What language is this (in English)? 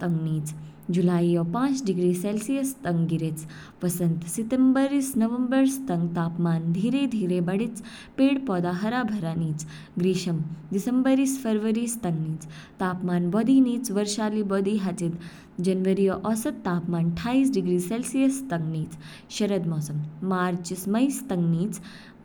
Kinnauri